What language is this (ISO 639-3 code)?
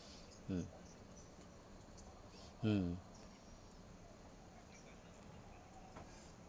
eng